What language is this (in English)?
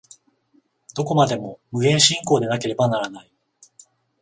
Japanese